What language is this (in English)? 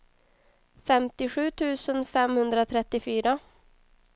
Swedish